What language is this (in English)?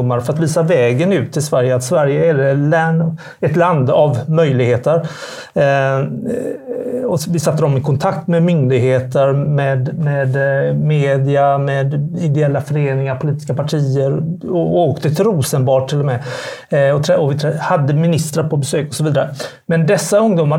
Swedish